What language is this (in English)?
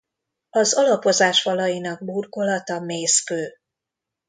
Hungarian